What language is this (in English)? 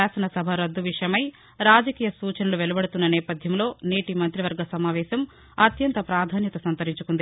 Telugu